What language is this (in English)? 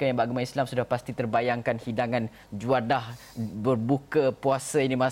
Malay